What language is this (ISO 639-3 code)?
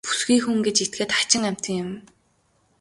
mon